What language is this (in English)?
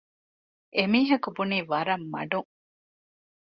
Divehi